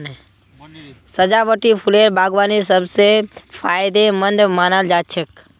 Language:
Magahi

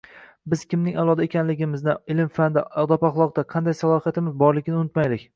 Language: Uzbek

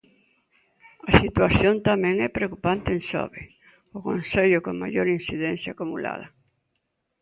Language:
Galician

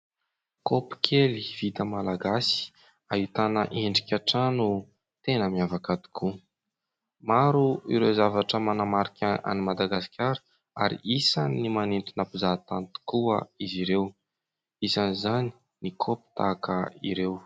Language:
Malagasy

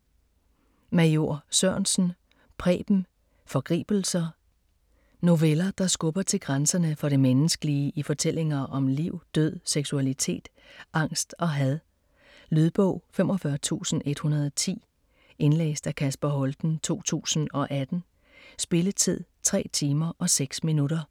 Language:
Danish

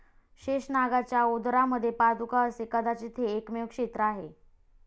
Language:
Marathi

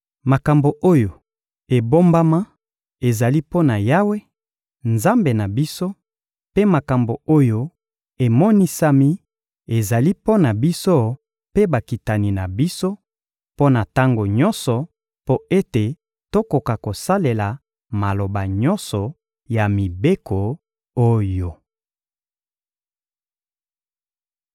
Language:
Lingala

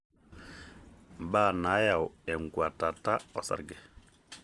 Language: Masai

